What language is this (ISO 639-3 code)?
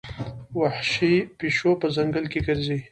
pus